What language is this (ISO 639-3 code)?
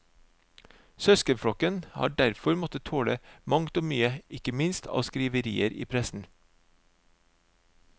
nor